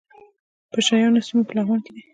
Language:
Pashto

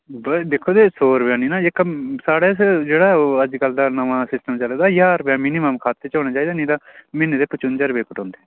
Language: Dogri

